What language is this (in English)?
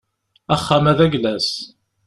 Kabyle